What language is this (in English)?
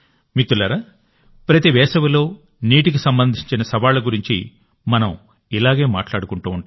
Telugu